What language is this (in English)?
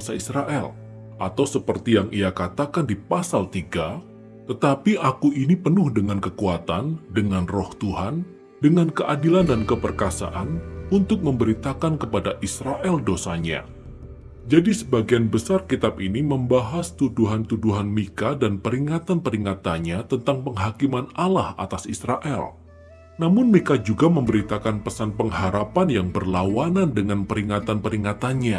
Indonesian